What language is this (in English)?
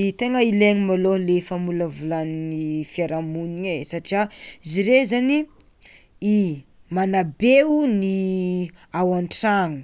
Tsimihety Malagasy